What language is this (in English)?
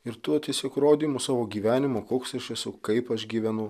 Lithuanian